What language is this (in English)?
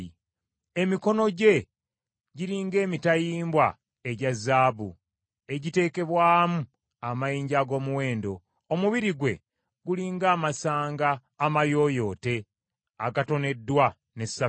Ganda